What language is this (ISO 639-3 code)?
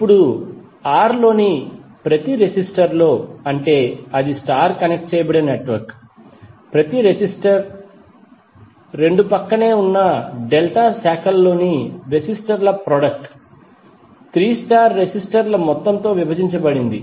tel